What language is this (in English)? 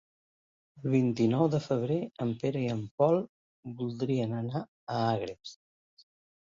Catalan